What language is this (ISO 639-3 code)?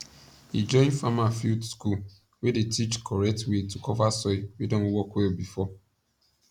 pcm